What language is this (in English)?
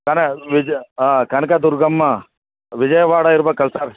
Kannada